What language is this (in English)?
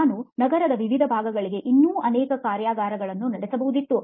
Kannada